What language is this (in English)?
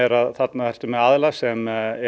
Icelandic